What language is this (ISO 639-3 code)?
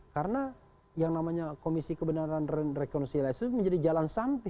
ind